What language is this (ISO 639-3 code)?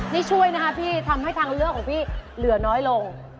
tha